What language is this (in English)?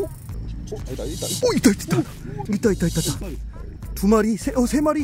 Korean